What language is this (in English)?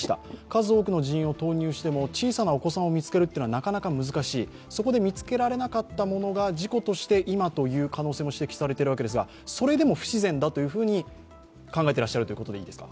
Japanese